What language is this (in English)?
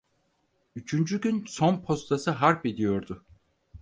Turkish